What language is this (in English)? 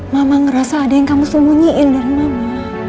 Indonesian